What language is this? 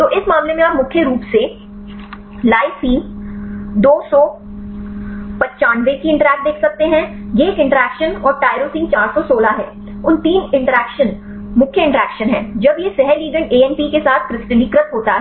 Hindi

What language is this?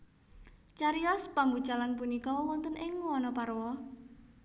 Javanese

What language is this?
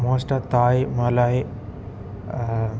Tamil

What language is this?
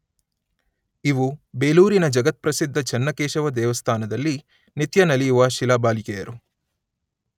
Kannada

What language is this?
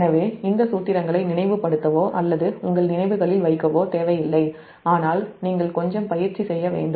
Tamil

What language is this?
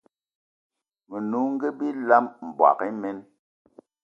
Eton (Cameroon)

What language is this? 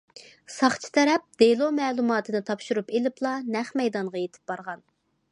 Uyghur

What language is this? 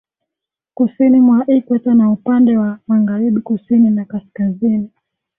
Swahili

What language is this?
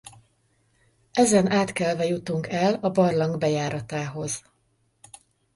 Hungarian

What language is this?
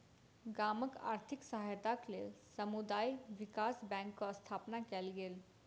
Maithili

